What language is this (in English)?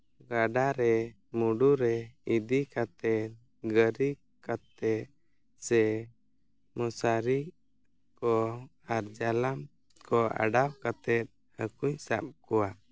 Santali